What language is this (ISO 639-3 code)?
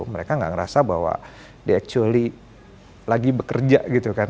ind